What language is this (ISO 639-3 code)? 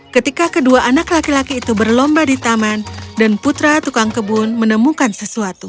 ind